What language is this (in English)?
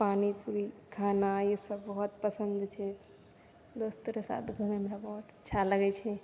Maithili